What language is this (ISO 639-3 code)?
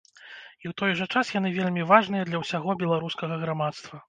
bel